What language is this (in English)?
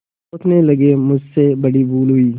Hindi